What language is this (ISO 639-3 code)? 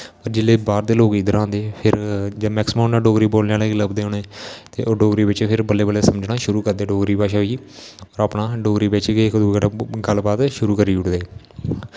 doi